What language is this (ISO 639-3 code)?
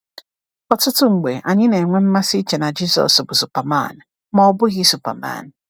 ibo